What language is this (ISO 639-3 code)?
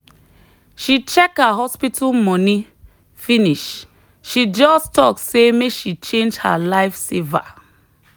pcm